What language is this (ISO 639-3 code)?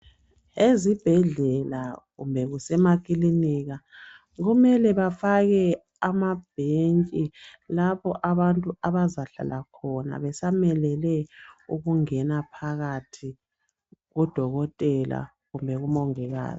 nde